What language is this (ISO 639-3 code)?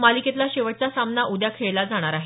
mar